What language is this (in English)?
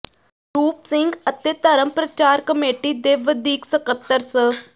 Punjabi